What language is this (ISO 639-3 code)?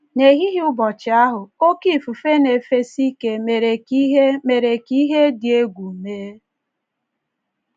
ibo